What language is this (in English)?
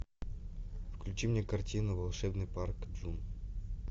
Russian